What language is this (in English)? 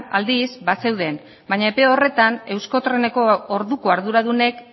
Basque